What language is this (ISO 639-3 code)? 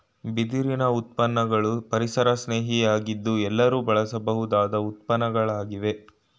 kan